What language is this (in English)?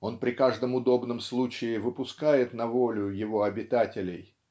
Russian